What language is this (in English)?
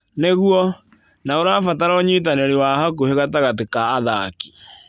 Kikuyu